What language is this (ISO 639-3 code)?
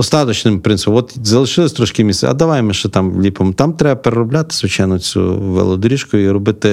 ukr